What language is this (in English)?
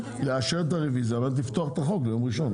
Hebrew